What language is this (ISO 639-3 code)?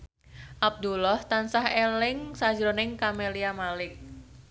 jav